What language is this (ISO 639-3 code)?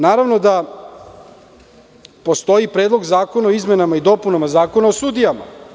srp